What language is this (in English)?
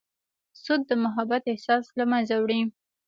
Pashto